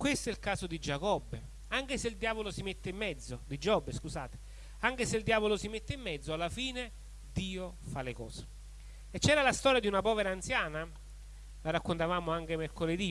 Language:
Italian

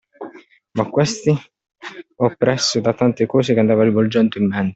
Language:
Italian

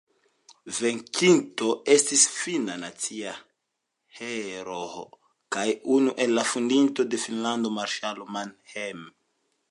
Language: Esperanto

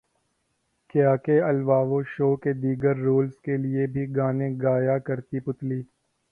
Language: Urdu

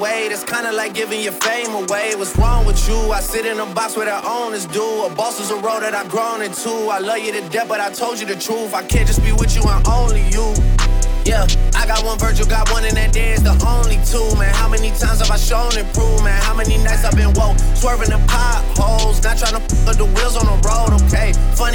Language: English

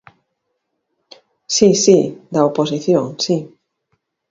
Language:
Galician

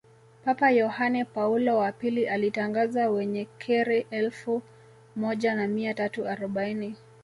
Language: Swahili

